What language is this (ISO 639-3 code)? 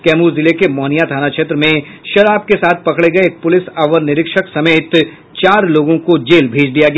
hin